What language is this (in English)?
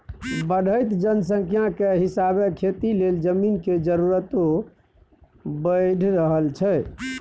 Maithili